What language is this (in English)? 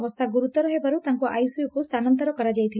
Odia